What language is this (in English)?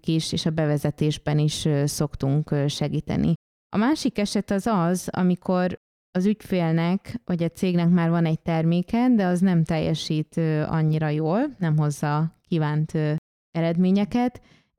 Hungarian